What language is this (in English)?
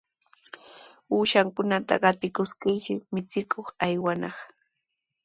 Sihuas Ancash Quechua